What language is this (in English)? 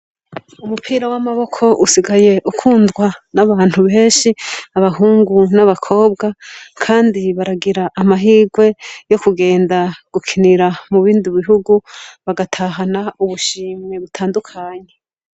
Rundi